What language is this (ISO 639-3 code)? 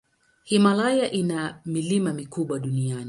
swa